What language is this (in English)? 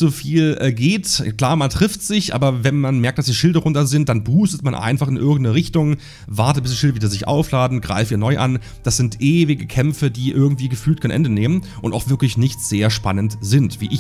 German